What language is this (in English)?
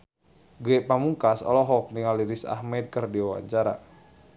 Sundanese